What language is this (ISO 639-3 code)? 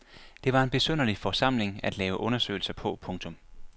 dan